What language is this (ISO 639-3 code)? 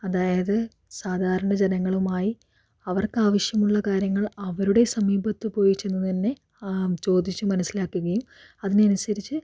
mal